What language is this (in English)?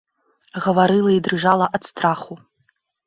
Belarusian